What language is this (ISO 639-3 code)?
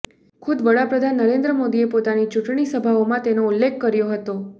guj